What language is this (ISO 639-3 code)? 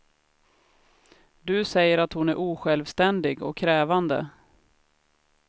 swe